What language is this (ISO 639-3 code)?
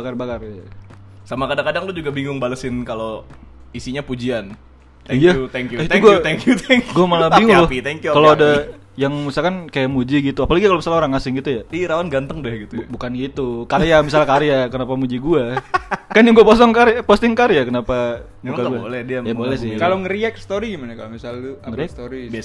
ind